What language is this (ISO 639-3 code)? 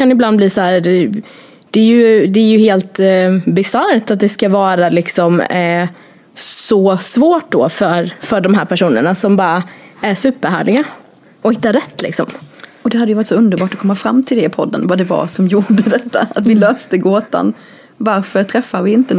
swe